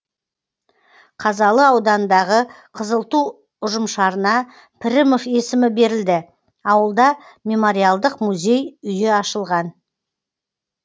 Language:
Kazakh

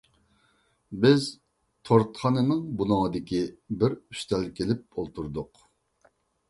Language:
Uyghur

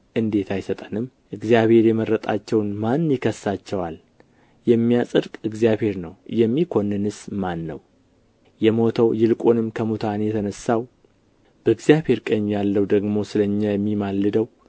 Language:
Amharic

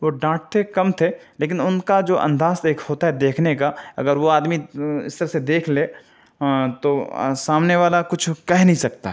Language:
Urdu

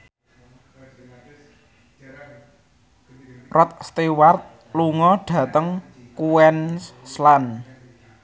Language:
Javanese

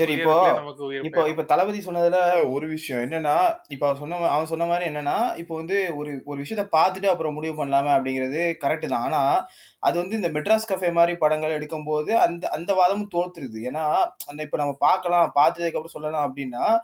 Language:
Tamil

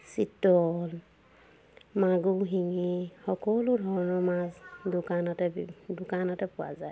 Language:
Assamese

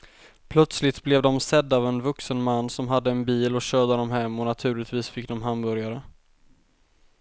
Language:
Swedish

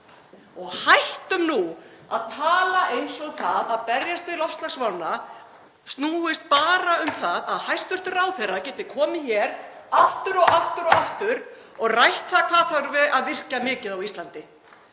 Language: Icelandic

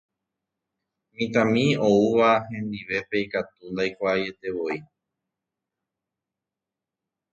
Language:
Guarani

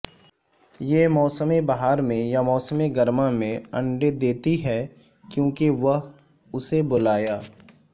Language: Urdu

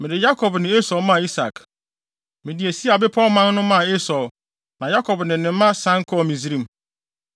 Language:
Akan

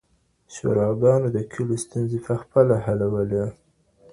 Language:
Pashto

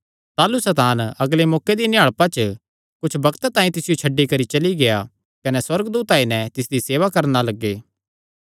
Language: Kangri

